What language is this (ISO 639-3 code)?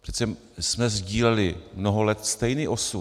ces